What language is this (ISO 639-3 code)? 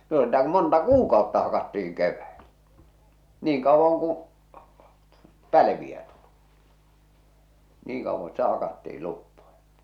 fin